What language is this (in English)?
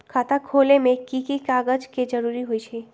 Magahi